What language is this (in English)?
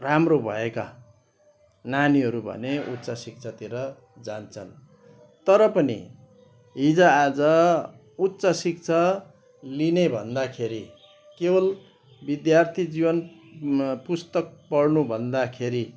Nepali